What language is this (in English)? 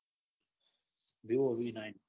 Gujarati